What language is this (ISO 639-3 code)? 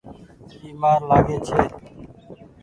gig